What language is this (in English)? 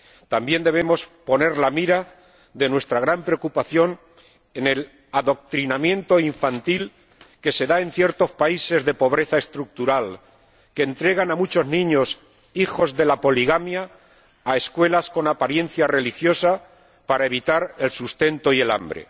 Spanish